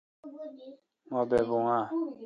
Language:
Kalkoti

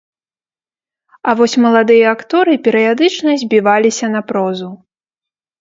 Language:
Belarusian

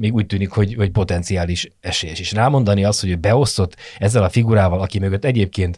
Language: Hungarian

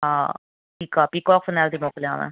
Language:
Sindhi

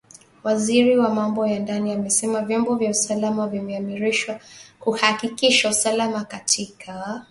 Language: Swahili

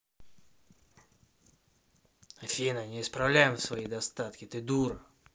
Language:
Russian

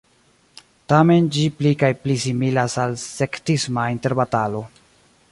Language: Esperanto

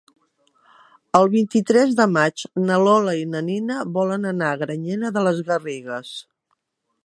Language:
Catalan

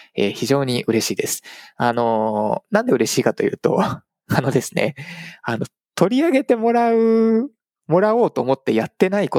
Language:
Japanese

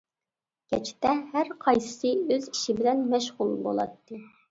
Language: Uyghur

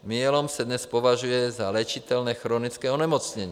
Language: Czech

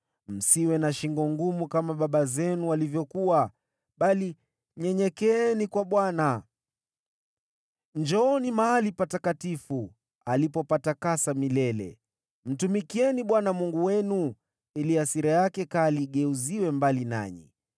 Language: Swahili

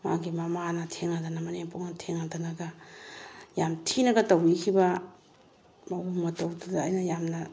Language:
Manipuri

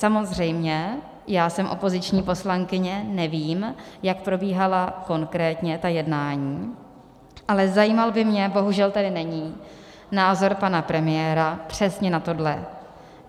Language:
Czech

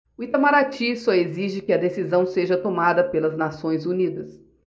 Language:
Portuguese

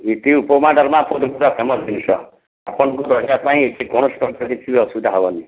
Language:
Odia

